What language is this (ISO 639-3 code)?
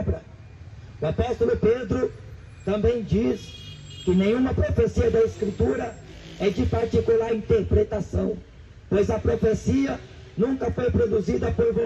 por